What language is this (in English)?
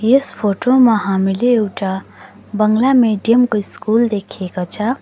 Nepali